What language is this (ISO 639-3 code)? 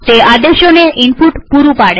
guj